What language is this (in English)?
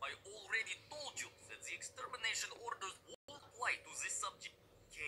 Portuguese